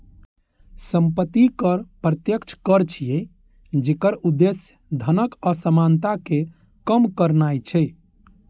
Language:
Maithili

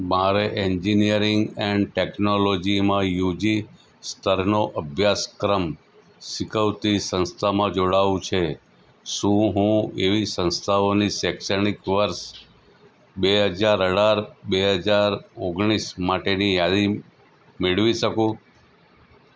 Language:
Gujarati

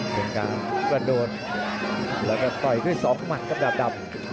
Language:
Thai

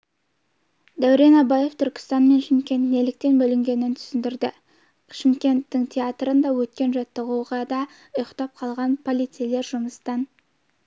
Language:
Kazakh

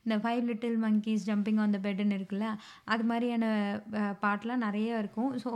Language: Tamil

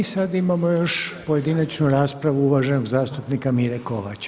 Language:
Croatian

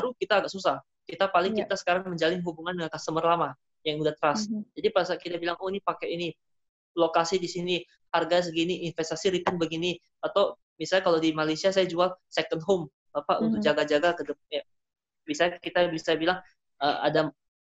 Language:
Indonesian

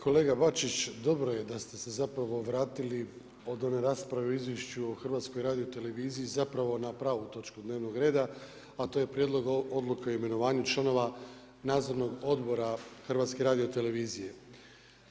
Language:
Croatian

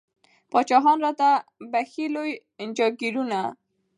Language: Pashto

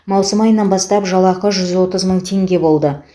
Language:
Kazakh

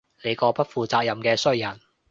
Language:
Cantonese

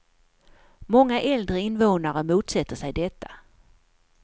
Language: Swedish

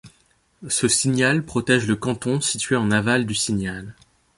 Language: French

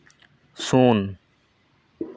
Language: Santali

